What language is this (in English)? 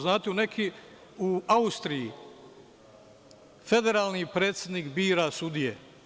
Serbian